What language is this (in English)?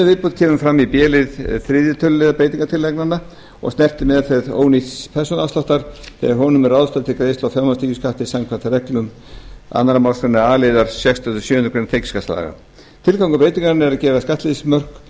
Icelandic